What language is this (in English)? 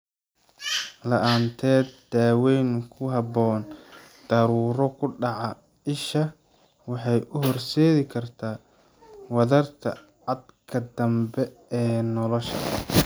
Somali